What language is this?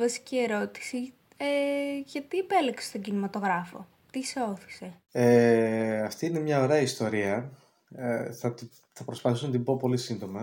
Greek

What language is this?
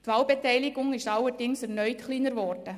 Swiss German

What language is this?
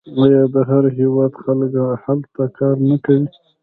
Pashto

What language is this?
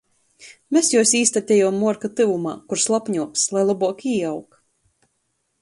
Latgalian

